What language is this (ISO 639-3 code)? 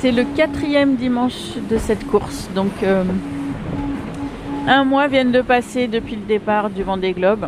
fra